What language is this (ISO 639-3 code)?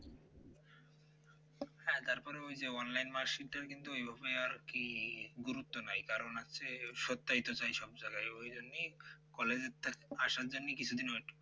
ben